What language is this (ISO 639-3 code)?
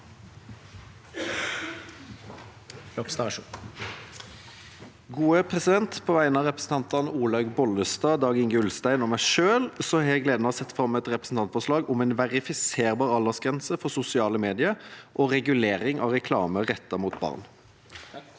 nor